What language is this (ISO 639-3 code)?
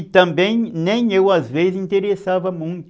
por